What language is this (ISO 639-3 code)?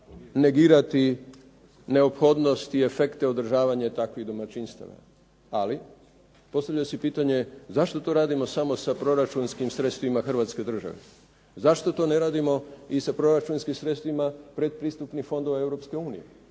hrv